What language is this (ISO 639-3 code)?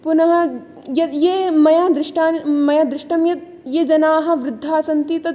san